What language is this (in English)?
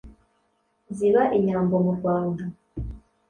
Kinyarwanda